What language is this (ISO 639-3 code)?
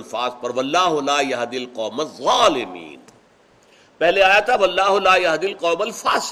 urd